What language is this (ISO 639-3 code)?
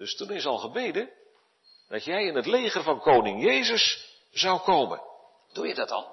nld